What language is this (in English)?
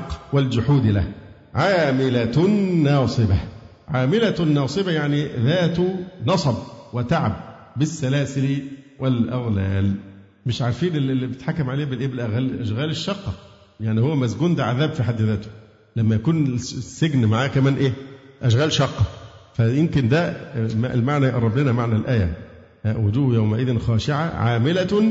Arabic